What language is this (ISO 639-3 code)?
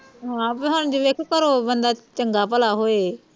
pan